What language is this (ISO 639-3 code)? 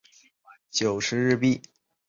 zho